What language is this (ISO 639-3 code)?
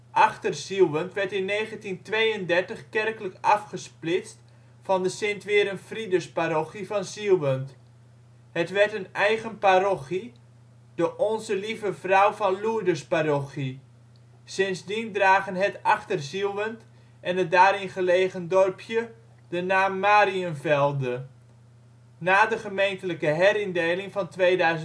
nld